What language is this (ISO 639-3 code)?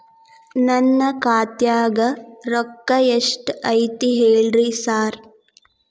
kan